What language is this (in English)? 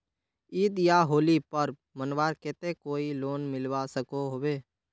Magahi